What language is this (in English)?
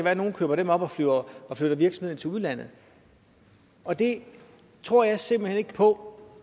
Danish